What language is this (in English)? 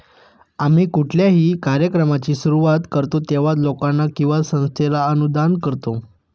Marathi